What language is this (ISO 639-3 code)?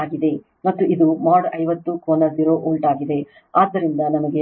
kan